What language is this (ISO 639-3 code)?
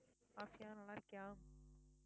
tam